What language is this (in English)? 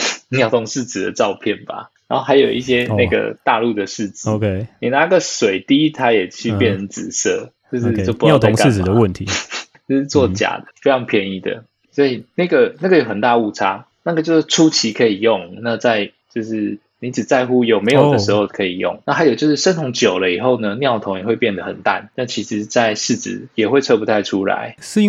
Chinese